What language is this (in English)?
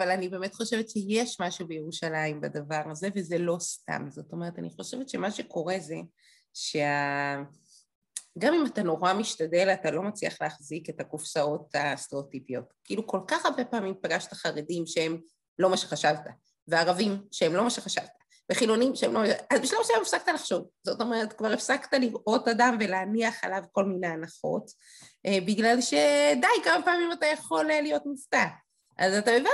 Hebrew